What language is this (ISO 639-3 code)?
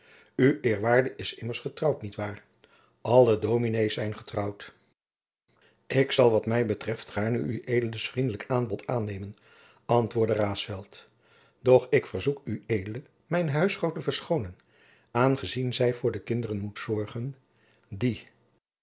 nld